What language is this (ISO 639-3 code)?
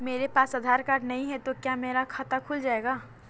hin